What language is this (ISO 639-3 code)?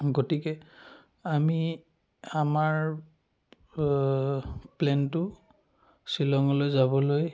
asm